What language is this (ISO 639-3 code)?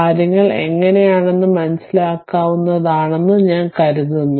mal